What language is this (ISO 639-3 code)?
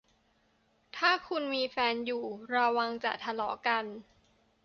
tha